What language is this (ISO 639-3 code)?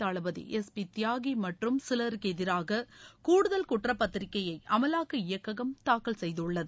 tam